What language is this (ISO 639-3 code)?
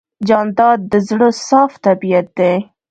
pus